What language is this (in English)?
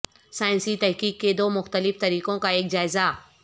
Urdu